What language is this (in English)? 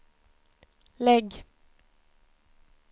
Swedish